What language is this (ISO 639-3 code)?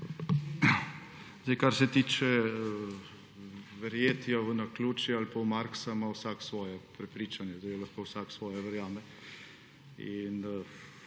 slv